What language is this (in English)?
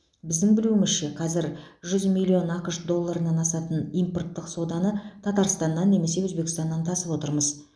Kazakh